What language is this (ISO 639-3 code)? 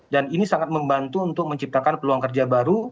ind